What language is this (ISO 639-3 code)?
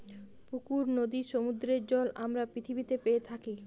ben